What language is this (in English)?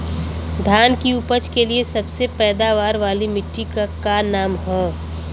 Bhojpuri